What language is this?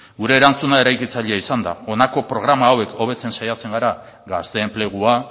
Basque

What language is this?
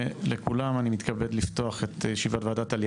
Hebrew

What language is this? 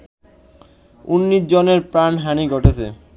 Bangla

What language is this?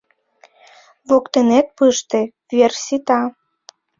Mari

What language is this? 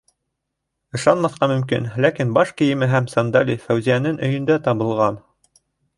Bashkir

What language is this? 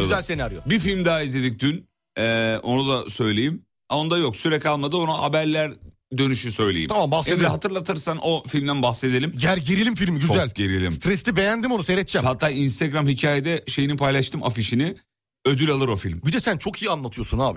Turkish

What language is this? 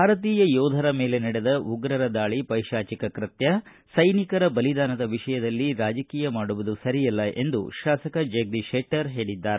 Kannada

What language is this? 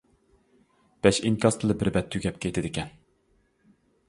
Uyghur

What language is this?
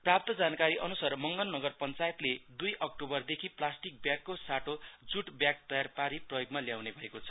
Nepali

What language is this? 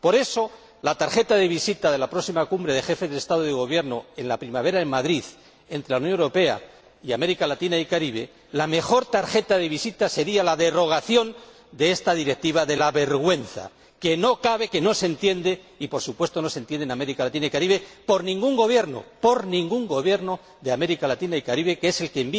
Spanish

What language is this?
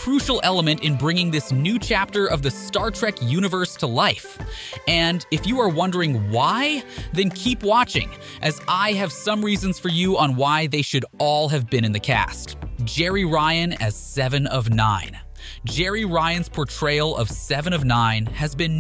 English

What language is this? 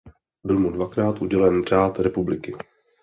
Czech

